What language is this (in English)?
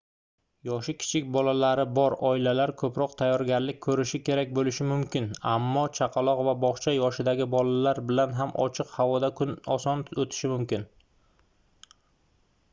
Uzbek